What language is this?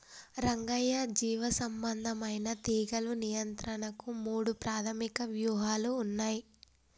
Telugu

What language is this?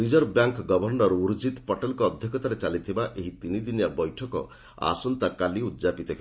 Odia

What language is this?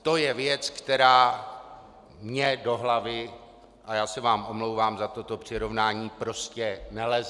Czech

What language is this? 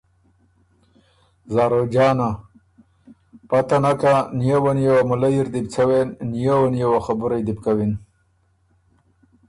Ormuri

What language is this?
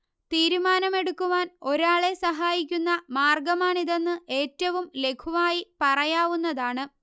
Malayalam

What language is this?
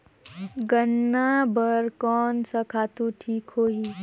Chhattisgarhi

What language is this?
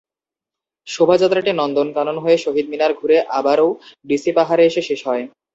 Bangla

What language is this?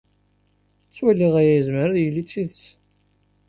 Kabyle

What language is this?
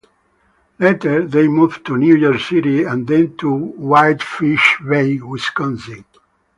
English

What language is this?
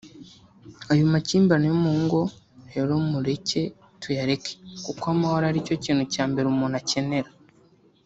Kinyarwanda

